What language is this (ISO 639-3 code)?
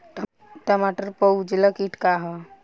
bho